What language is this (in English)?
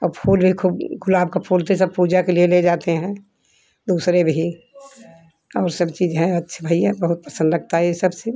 Hindi